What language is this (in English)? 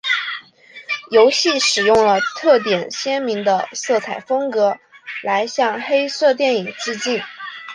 Chinese